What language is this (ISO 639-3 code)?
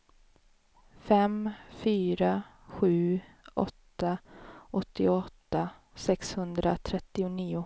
swe